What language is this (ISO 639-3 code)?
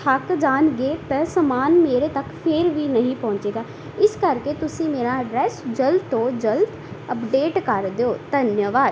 pan